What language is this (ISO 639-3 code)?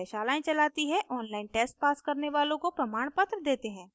hin